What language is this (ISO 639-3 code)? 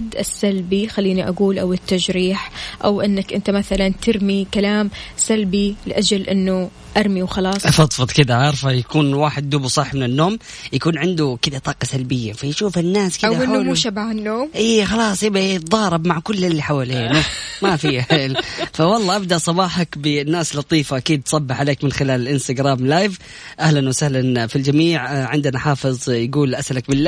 ara